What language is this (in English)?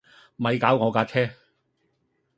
Cantonese